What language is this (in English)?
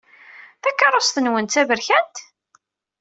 Kabyle